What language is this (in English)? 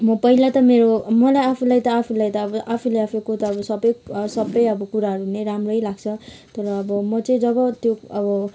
Nepali